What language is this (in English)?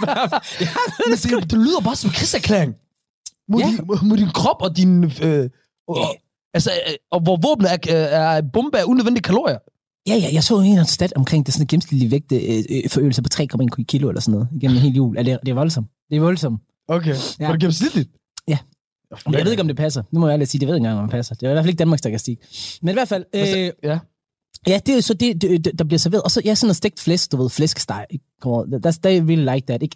Danish